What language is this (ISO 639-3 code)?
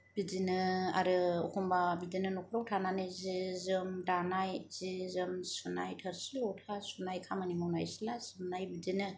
brx